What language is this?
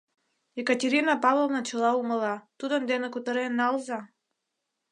Mari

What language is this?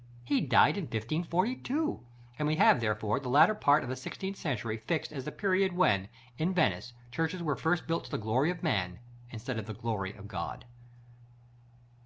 English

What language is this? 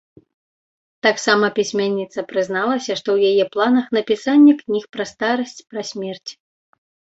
Belarusian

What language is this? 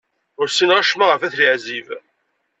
Kabyle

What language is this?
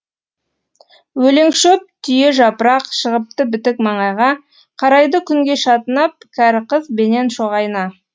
Kazakh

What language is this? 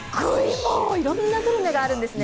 Japanese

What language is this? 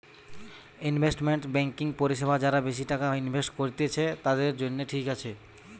Bangla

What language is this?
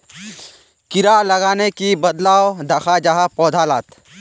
Magahi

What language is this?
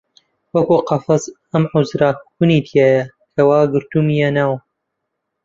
Central Kurdish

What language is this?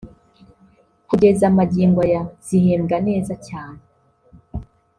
Kinyarwanda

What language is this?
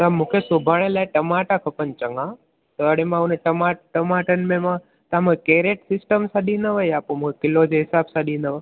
Sindhi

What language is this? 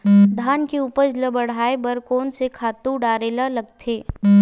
Chhattisgarhi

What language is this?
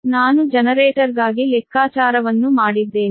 Kannada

